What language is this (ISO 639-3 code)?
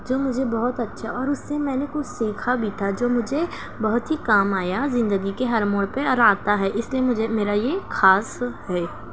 urd